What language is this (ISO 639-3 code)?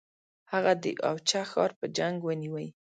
pus